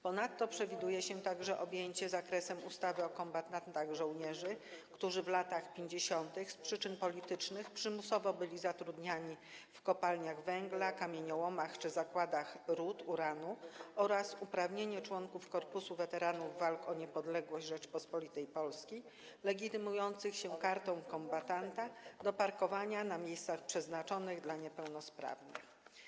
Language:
Polish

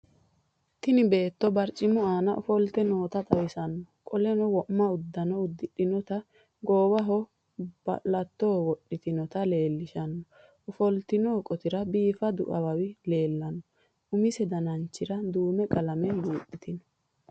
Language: Sidamo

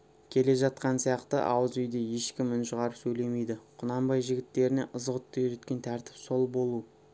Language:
Kazakh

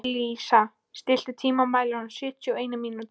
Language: Icelandic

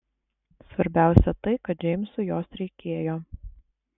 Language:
Lithuanian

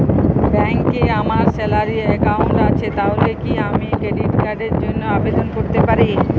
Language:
Bangla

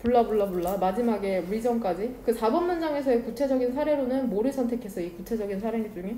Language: Korean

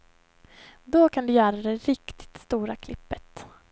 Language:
Swedish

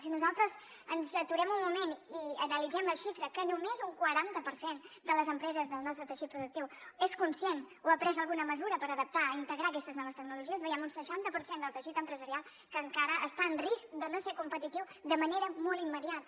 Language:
Catalan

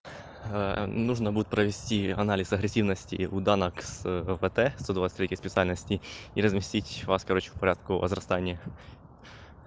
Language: Russian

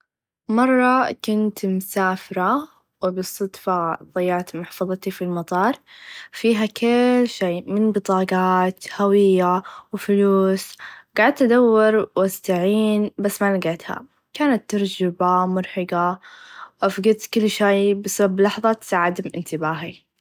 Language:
Najdi Arabic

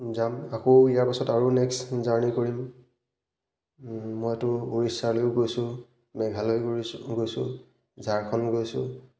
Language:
Assamese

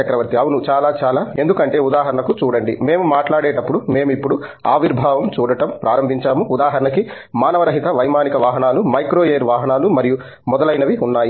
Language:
Telugu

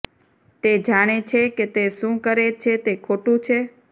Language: Gujarati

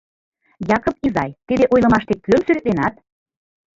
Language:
Mari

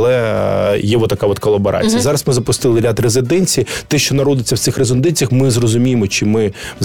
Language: Ukrainian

